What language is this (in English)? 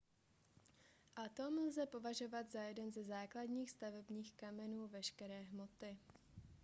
Czech